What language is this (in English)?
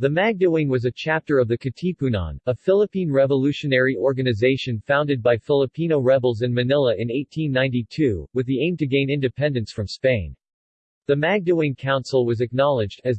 English